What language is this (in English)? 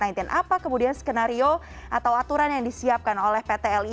Indonesian